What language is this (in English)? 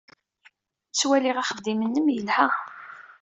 Kabyle